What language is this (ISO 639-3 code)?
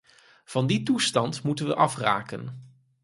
nld